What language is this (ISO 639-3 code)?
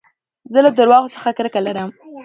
pus